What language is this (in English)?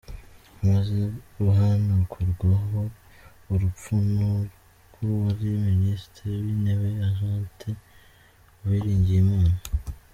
Kinyarwanda